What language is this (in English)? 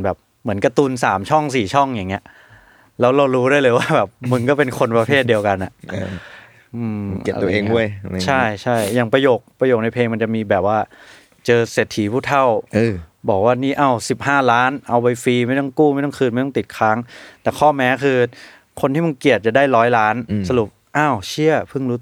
Thai